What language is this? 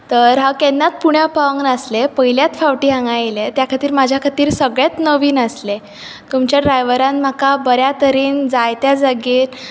Konkani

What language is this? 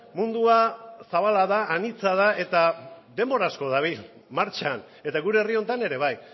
Basque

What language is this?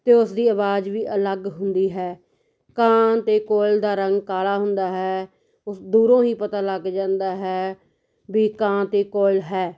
Punjabi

